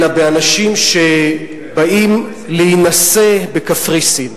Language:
Hebrew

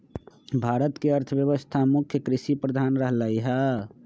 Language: Magahi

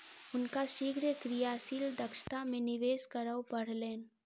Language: Maithili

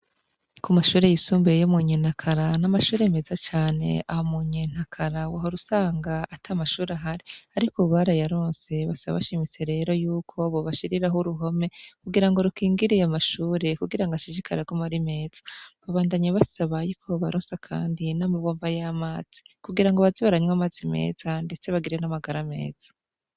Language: Rundi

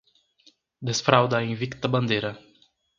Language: Portuguese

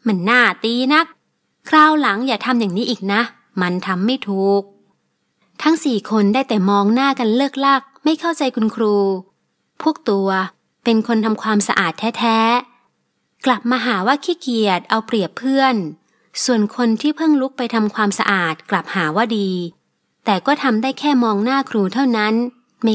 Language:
Thai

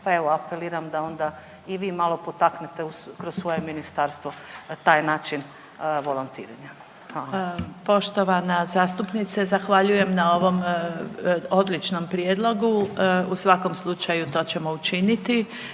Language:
Croatian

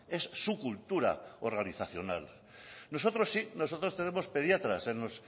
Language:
Spanish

